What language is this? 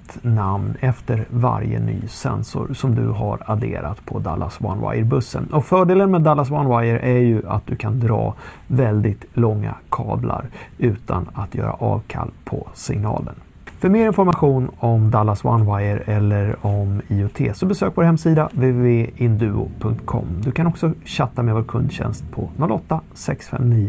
Swedish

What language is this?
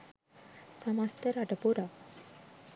Sinhala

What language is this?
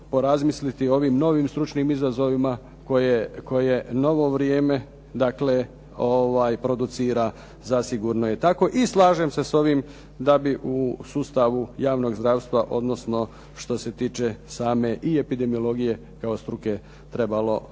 Croatian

